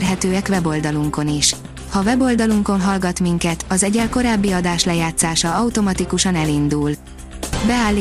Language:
Hungarian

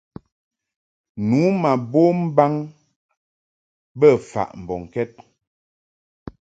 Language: Mungaka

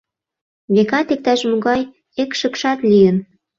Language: Mari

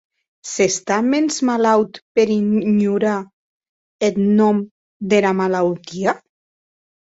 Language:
Occitan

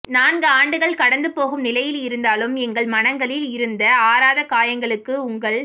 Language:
Tamil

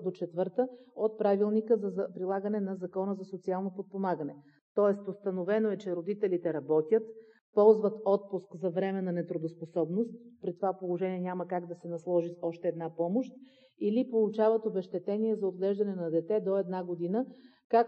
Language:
Bulgarian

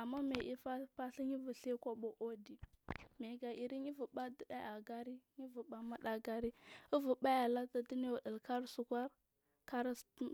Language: Marghi South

